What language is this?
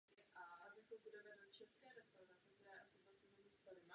Czech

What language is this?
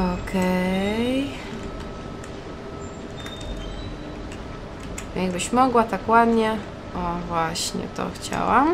Polish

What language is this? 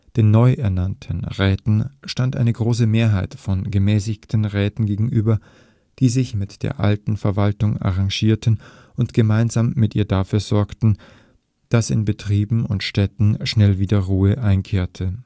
German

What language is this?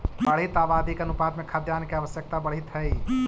Magahi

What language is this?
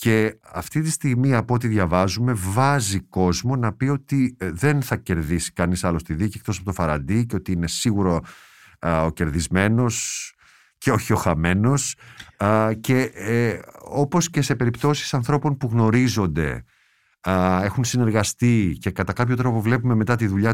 Greek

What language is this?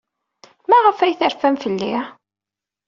Kabyle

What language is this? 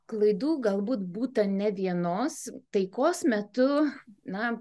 Lithuanian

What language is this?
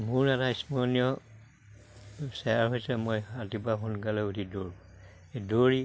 Assamese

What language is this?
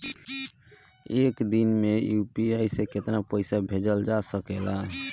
Bhojpuri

